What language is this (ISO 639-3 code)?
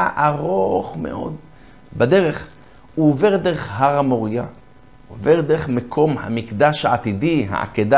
heb